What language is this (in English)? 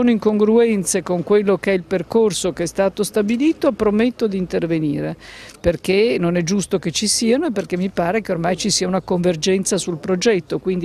Italian